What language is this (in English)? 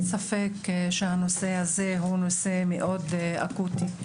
Hebrew